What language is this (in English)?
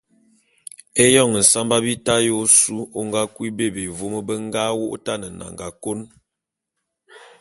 Bulu